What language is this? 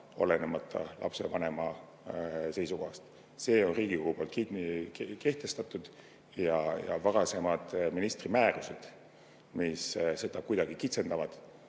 Estonian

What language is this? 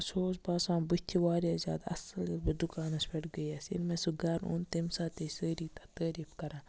Kashmiri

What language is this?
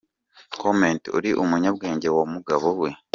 Kinyarwanda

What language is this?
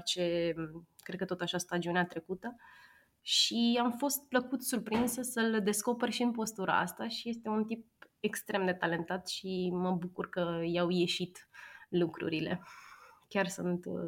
Romanian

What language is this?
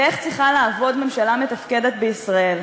Hebrew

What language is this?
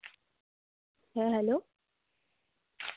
Bangla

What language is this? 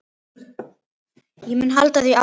Icelandic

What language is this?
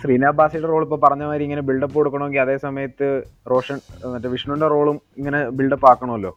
Malayalam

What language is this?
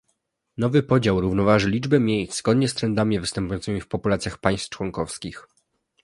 Polish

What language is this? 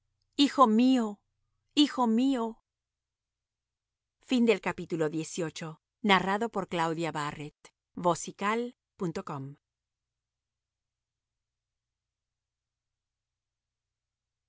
Spanish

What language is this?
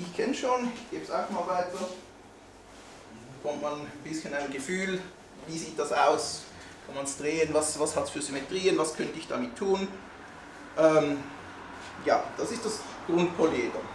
German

